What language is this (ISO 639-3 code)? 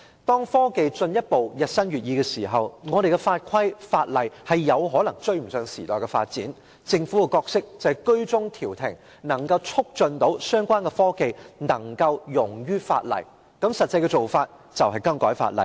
yue